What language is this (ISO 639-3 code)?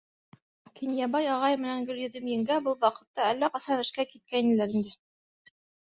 bak